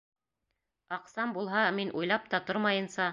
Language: Bashkir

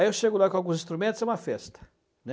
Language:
Portuguese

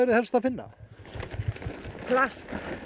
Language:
Icelandic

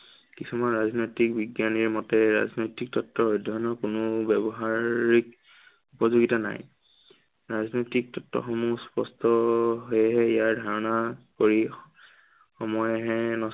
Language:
Assamese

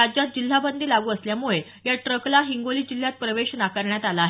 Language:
Marathi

